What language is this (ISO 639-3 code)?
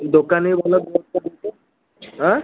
ori